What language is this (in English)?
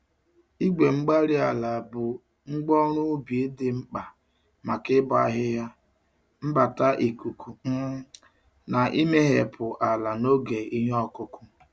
Igbo